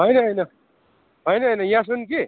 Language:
Nepali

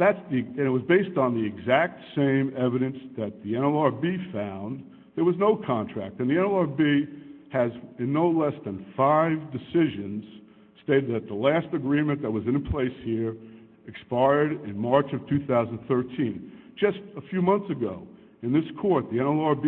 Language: English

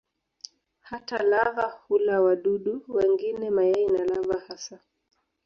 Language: Swahili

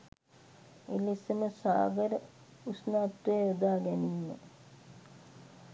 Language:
Sinhala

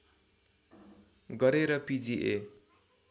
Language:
Nepali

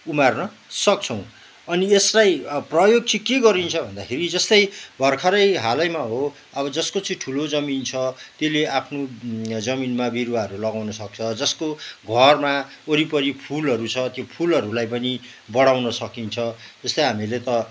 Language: Nepali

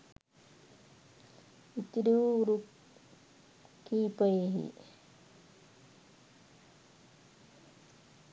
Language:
Sinhala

